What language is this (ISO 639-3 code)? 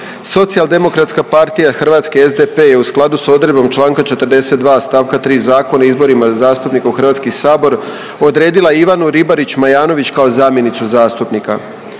hrv